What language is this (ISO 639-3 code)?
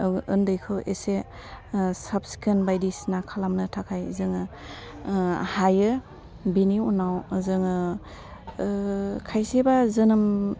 brx